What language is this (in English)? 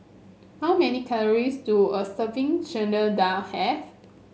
English